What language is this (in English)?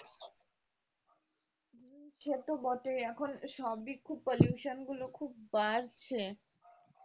Bangla